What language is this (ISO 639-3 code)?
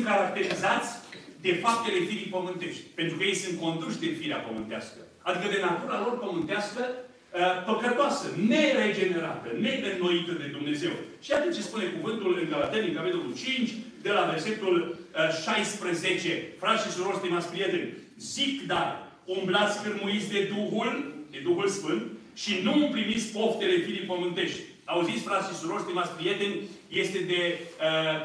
ron